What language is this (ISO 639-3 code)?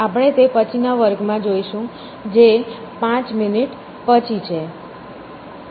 guj